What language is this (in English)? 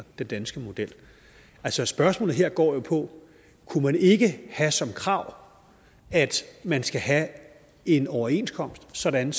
Danish